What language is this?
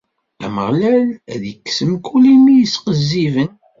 Kabyle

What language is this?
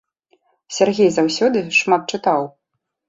Belarusian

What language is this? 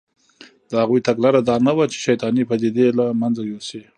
Pashto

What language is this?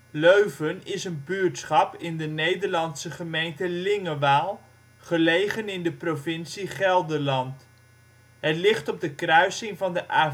Dutch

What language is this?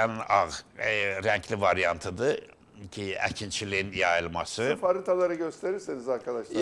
Turkish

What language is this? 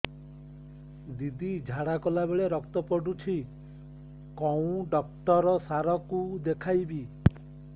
Odia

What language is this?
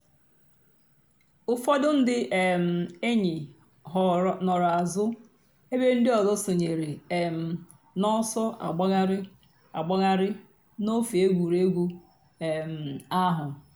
Igbo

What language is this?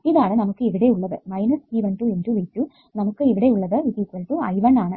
Malayalam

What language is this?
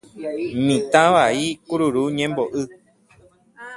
Guarani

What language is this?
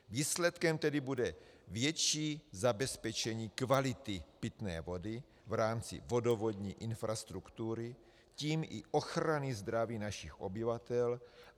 Czech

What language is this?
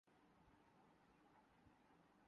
Urdu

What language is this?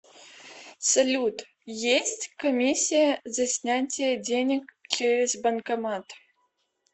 Russian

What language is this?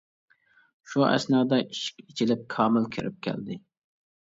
Uyghur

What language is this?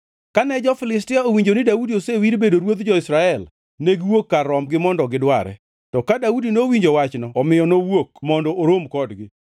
Luo (Kenya and Tanzania)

